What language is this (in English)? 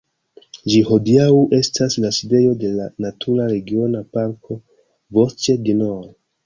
Esperanto